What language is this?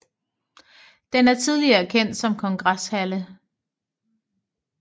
Danish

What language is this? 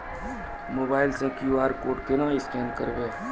Maithili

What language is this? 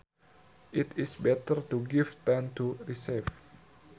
Sundanese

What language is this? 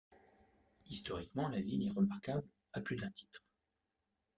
French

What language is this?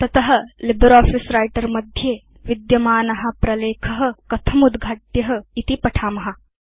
Sanskrit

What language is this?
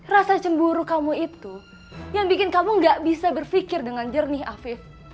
Indonesian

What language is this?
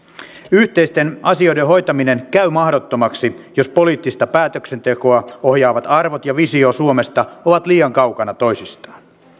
Finnish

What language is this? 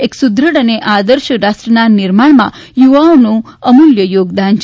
Gujarati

